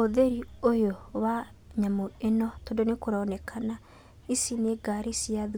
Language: Kikuyu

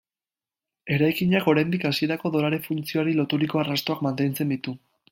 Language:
Basque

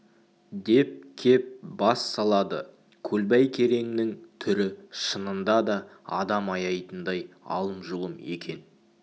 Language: Kazakh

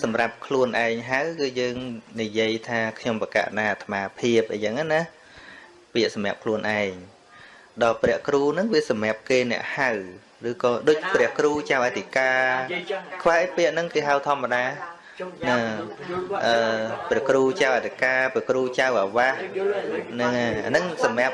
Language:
Vietnamese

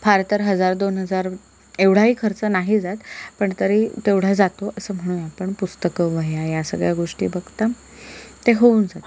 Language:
Marathi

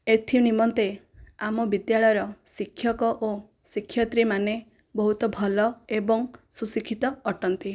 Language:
Odia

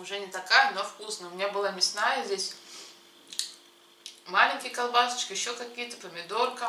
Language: Russian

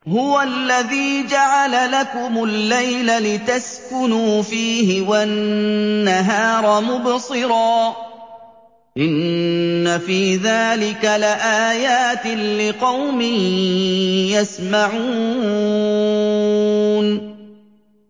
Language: Arabic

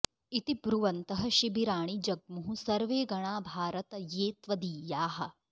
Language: Sanskrit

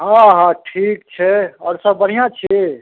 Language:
Maithili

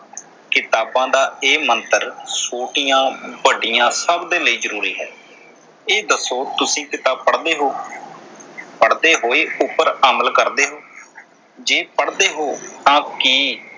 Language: Punjabi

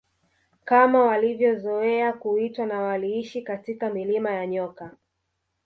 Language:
Swahili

